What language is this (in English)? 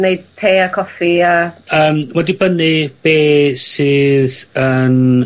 Welsh